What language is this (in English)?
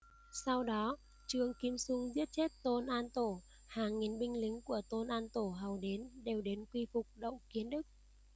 Vietnamese